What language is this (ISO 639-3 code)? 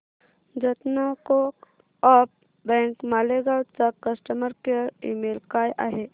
mar